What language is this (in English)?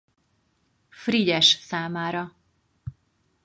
Hungarian